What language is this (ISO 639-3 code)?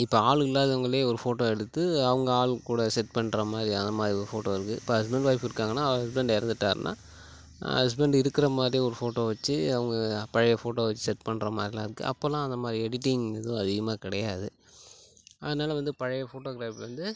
tam